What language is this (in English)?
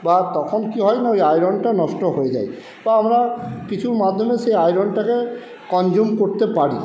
Bangla